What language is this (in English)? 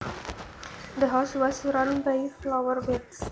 Javanese